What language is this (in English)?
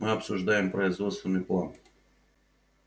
Russian